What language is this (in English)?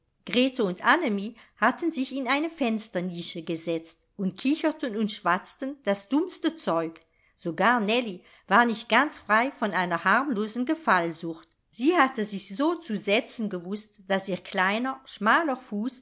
German